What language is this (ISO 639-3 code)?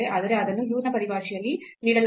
kan